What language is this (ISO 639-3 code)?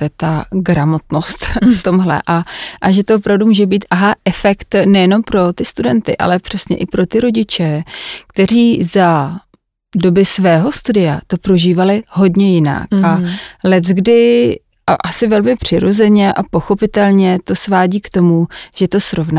ces